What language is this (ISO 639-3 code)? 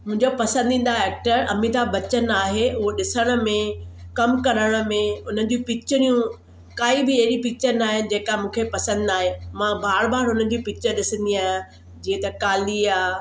snd